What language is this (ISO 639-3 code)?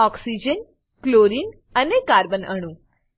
guj